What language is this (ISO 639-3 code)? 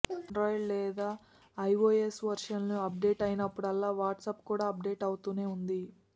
tel